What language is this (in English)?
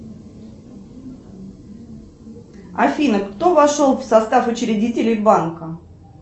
Russian